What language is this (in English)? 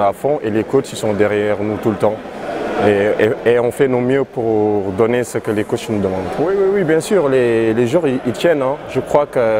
French